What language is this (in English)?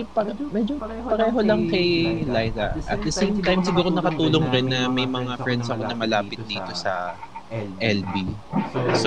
Filipino